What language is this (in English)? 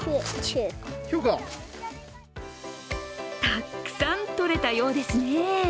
Japanese